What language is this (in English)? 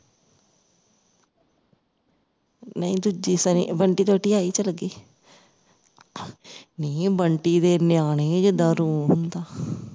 Punjabi